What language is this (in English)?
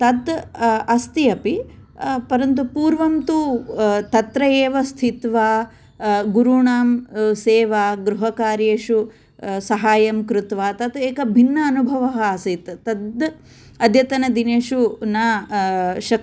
Sanskrit